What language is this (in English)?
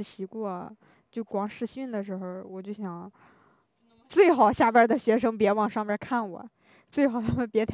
Chinese